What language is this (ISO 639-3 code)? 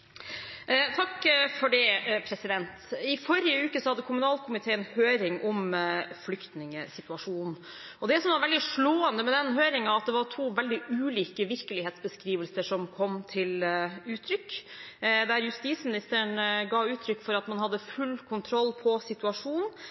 nob